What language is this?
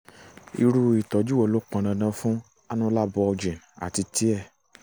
Yoruba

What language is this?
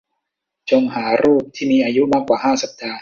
Thai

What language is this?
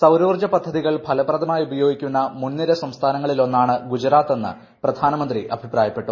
Malayalam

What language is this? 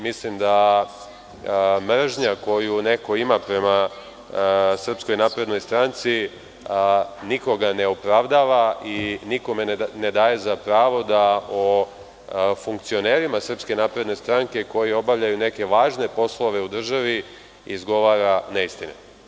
Serbian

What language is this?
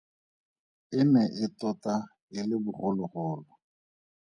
Tswana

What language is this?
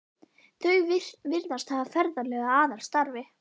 Icelandic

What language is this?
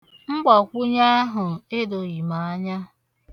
Igbo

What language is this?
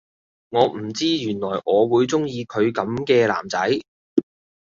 Cantonese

